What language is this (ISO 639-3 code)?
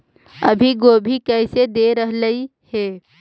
mag